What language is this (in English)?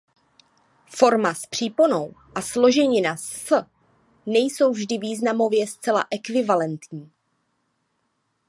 Czech